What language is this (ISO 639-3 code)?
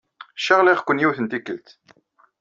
kab